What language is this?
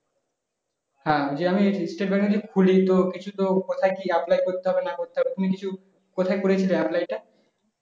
Bangla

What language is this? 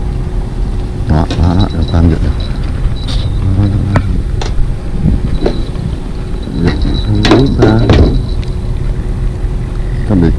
Vietnamese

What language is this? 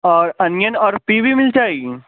Urdu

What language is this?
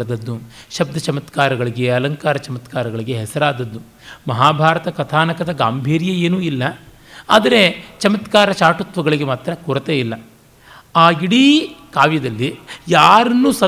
Kannada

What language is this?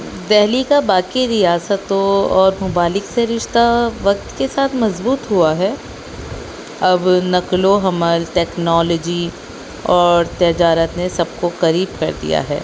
Urdu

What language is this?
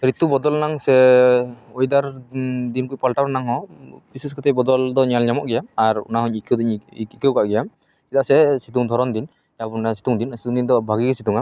Santali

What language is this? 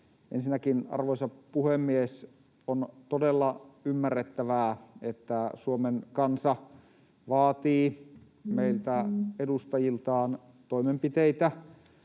Finnish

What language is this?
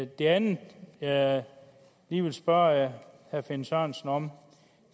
Danish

